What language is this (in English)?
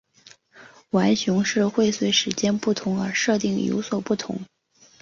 Chinese